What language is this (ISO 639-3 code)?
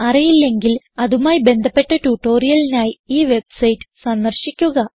mal